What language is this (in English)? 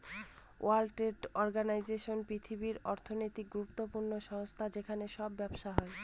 Bangla